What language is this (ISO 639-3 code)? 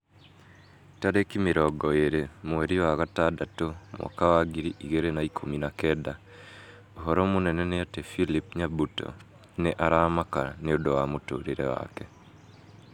kik